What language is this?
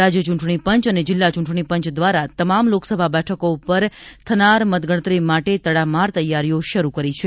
Gujarati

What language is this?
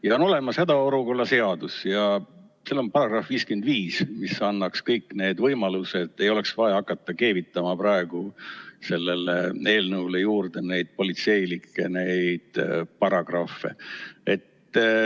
Estonian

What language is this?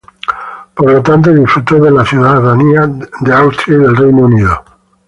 Spanish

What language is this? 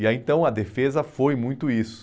Portuguese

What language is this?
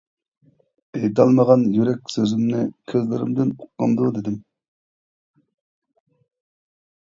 Uyghur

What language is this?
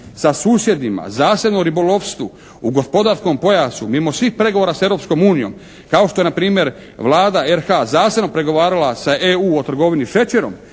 Croatian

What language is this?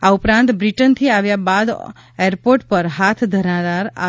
Gujarati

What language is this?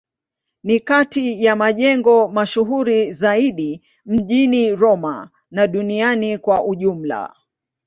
Swahili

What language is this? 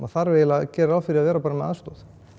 Icelandic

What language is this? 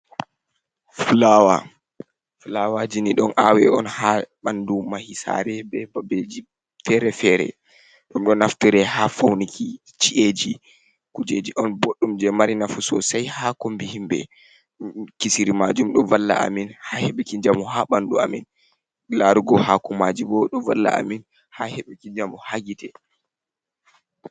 Fula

